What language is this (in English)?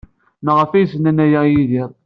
Kabyle